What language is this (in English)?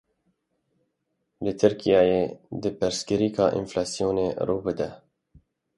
Kurdish